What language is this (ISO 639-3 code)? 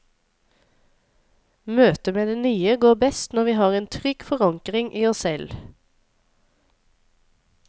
nor